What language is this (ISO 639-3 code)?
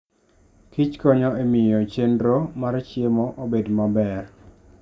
luo